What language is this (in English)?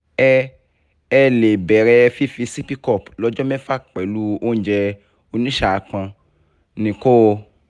Yoruba